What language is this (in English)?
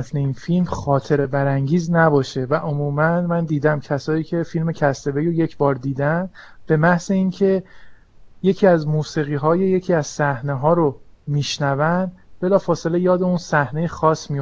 Persian